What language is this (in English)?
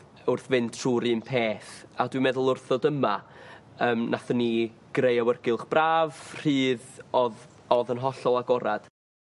Welsh